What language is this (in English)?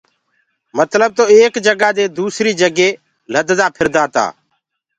Gurgula